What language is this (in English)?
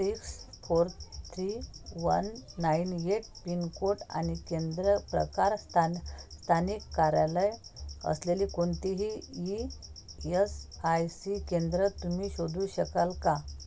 Marathi